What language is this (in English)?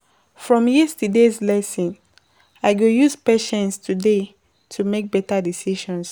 Nigerian Pidgin